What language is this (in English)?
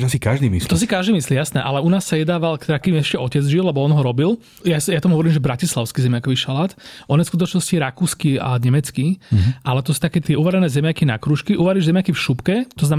Slovak